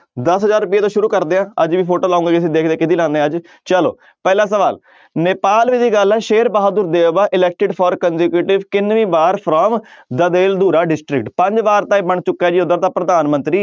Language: Punjabi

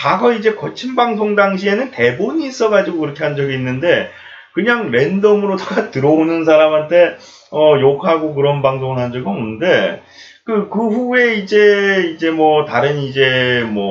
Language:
Korean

